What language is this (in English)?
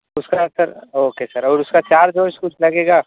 Urdu